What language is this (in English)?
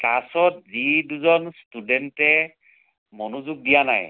Assamese